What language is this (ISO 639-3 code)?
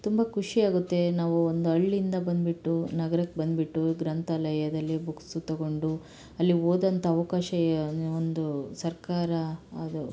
kan